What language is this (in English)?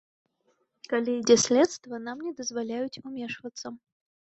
Belarusian